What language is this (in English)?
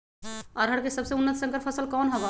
Magahi